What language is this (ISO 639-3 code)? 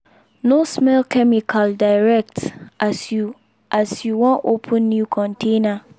pcm